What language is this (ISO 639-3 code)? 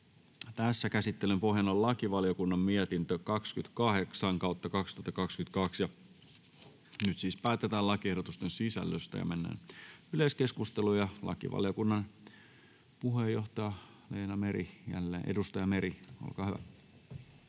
fin